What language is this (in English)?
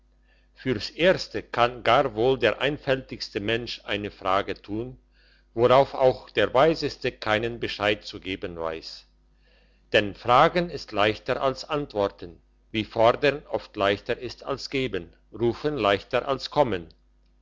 German